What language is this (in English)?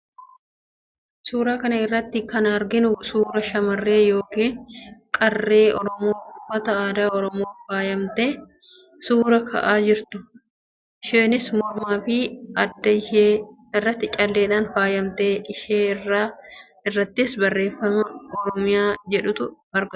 Oromo